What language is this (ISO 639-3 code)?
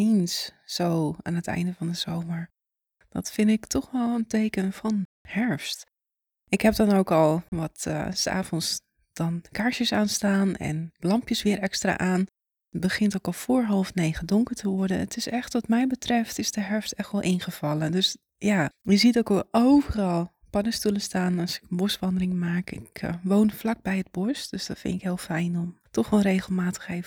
nld